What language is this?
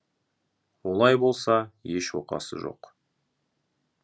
Kazakh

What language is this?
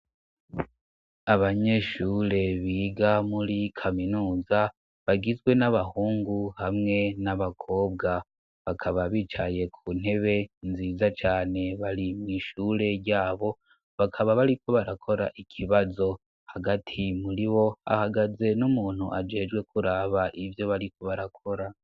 Rundi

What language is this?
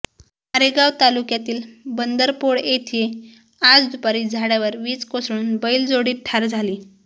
Marathi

